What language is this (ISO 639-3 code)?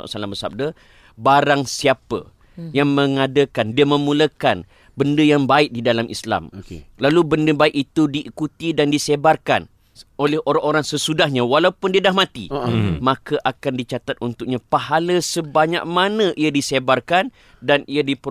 msa